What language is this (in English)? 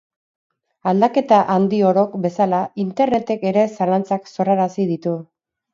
Basque